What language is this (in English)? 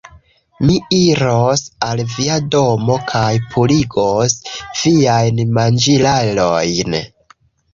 Esperanto